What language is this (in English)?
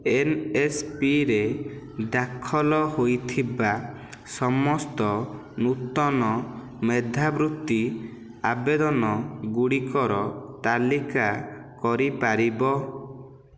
Odia